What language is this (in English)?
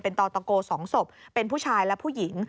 Thai